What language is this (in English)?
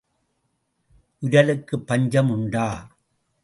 Tamil